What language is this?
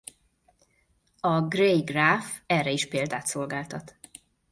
Hungarian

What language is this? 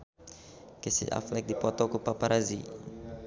Sundanese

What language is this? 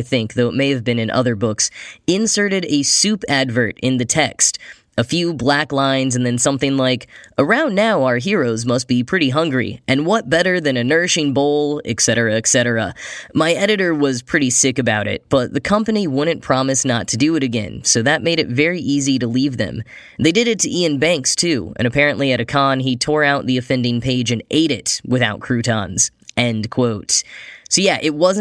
English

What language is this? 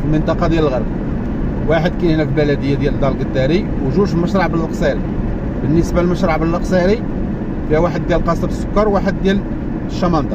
Arabic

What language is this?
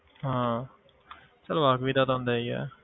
Punjabi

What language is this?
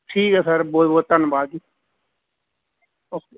Punjabi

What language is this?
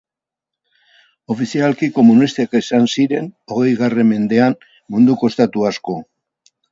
Basque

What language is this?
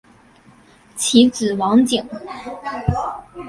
Chinese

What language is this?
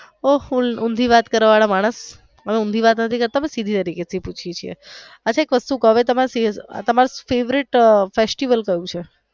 Gujarati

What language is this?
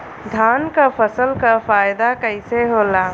Bhojpuri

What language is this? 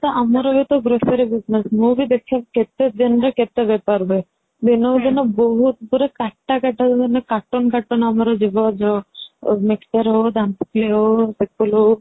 Odia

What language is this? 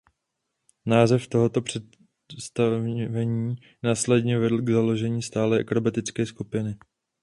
Czech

